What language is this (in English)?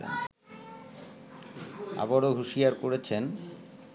Bangla